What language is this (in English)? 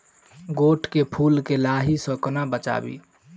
Maithili